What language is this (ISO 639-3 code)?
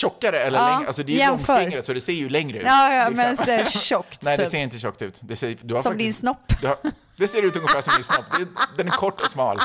swe